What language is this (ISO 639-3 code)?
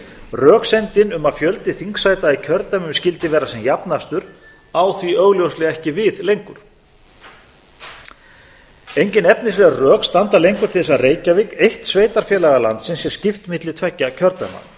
isl